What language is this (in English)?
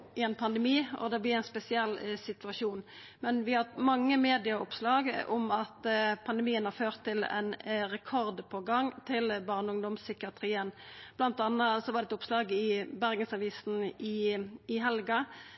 Norwegian Nynorsk